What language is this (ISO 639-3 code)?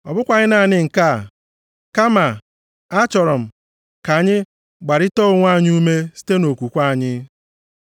ibo